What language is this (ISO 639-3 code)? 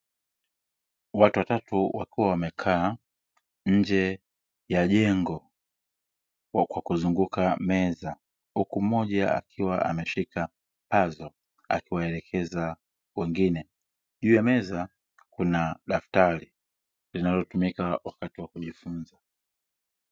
swa